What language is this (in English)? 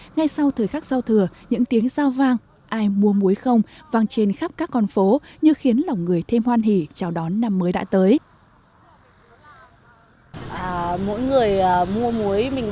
Vietnamese